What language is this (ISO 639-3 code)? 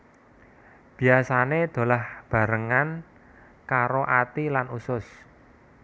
jav